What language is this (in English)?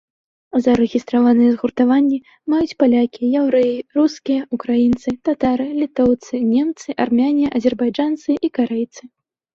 Belarusian